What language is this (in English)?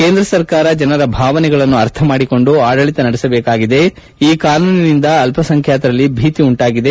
Kannada